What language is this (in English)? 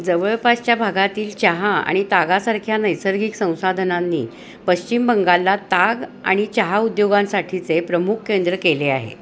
Marathi